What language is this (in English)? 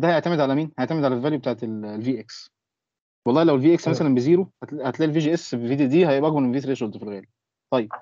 Arabic